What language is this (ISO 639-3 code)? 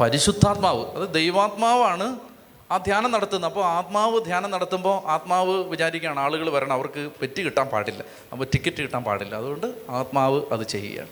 mal